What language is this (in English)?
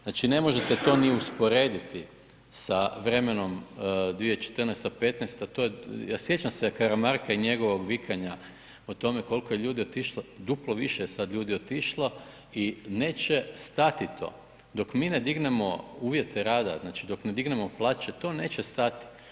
Croatian